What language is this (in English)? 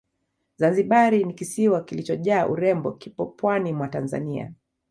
Swahili